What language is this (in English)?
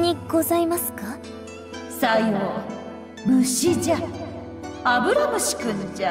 Japanese